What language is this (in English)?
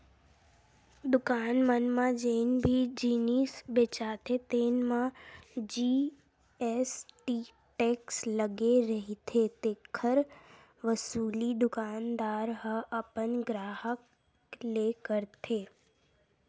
Chhattisgarhi